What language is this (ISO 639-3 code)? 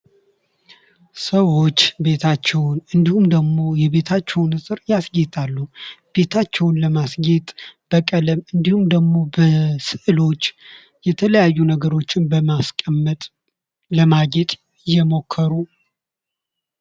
amh